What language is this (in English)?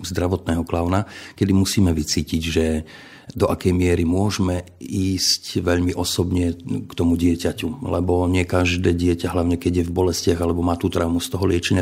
Slovak